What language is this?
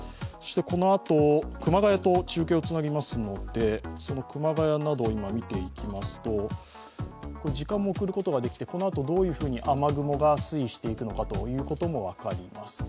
Japanese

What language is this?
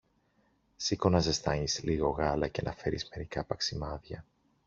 Greek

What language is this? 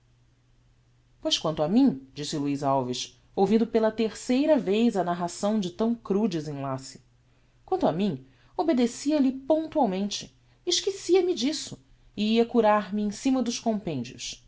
Portuguese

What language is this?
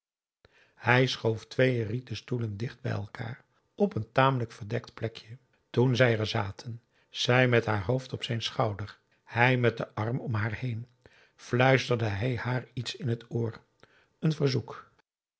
Dutch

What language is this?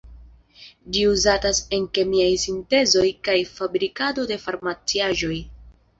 Esperanto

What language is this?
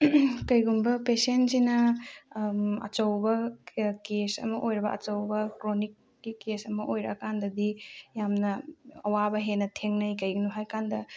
Manipuri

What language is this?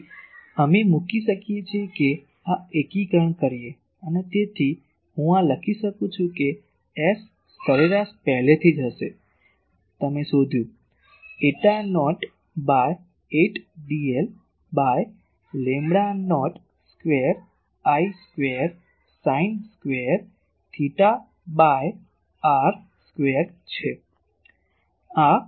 Gujarati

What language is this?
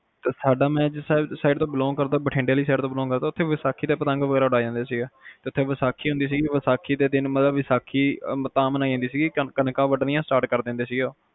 Punjabi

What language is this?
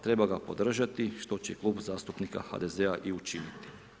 Croatian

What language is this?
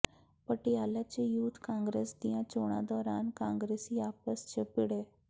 Punjabi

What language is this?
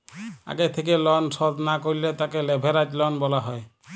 Bangla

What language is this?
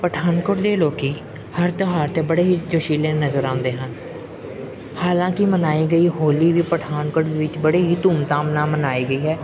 Punjabi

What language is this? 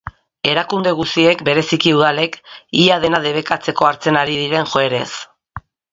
Basque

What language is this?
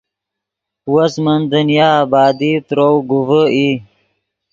Yidgha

